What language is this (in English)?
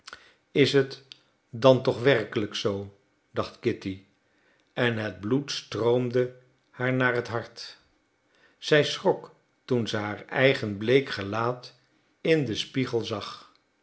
Dutch